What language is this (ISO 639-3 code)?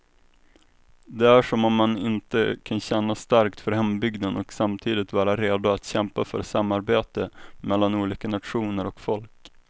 swe